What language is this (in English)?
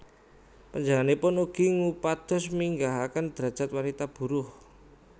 Javanese